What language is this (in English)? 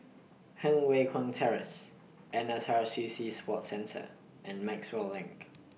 English